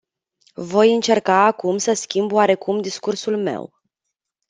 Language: Romanian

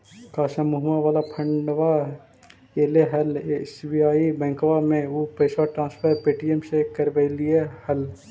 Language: Magahi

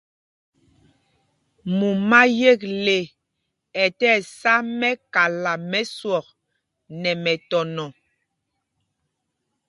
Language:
Mpumpong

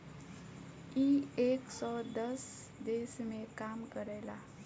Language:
Bhojpuri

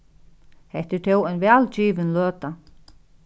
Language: Faroese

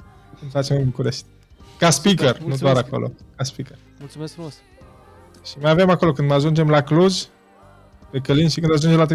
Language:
Romanian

